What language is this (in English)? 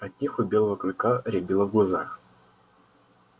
Russian